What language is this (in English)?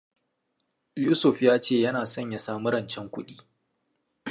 Hausa